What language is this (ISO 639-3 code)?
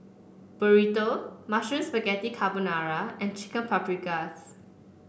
eng